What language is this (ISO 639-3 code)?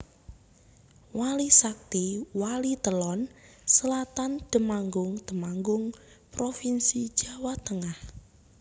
jav